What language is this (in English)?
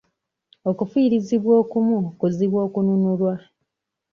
Ganda